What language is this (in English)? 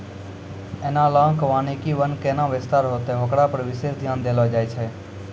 Maithili